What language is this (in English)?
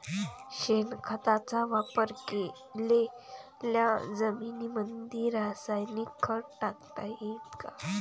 Marathi